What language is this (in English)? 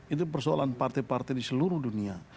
Indonesian